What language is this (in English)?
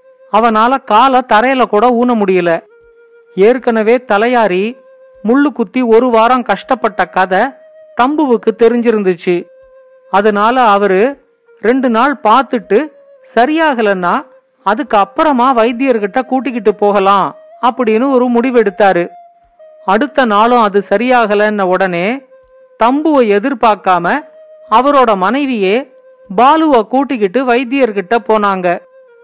Tamil